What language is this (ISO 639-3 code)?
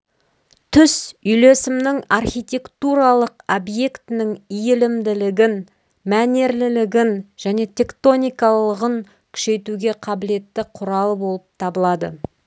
kaz